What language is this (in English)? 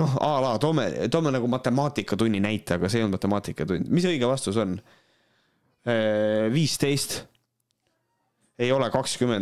Finnish